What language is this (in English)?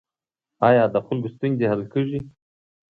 Pashto